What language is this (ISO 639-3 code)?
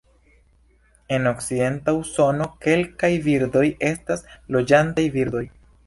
epo